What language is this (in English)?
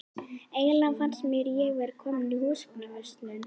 Icelandic